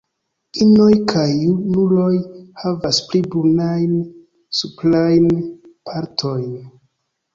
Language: Esperanto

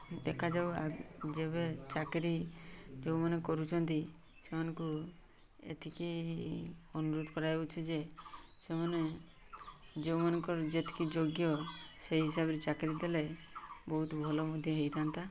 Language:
Odia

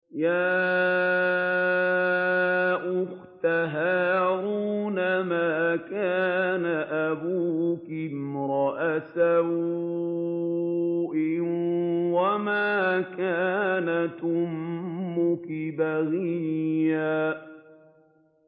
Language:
Arabic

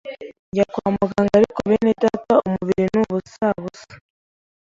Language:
Kinyarwanda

